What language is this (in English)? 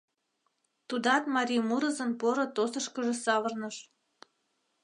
Mari